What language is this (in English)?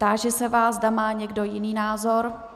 Czech